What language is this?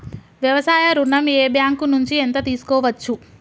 Telugu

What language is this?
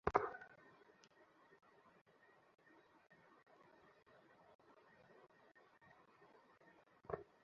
Bangla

